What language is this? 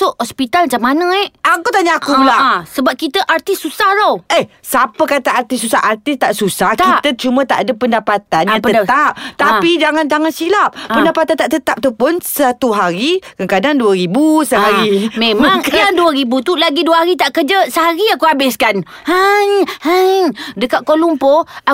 Malay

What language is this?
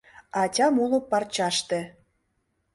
Mari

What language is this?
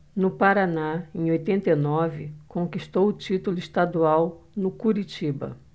Portuguese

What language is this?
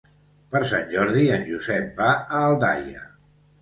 Catalan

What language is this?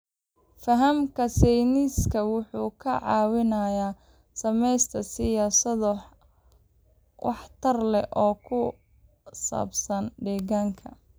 Somali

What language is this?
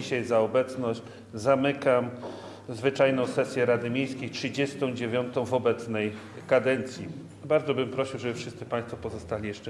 Polish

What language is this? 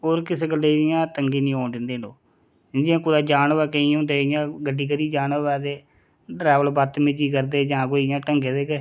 Dogri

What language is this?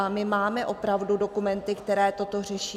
Czech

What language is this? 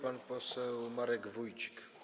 Polish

